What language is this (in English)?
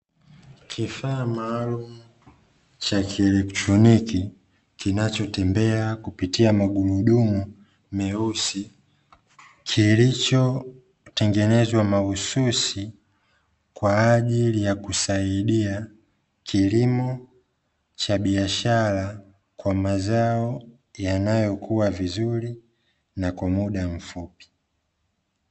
Swahili